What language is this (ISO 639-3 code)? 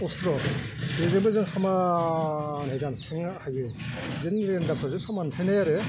brx